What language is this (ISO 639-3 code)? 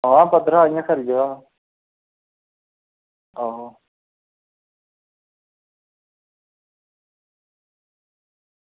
doi